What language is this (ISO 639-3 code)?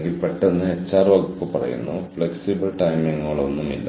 mal